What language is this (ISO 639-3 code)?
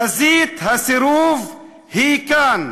heb